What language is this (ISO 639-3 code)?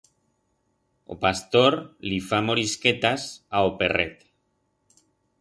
arg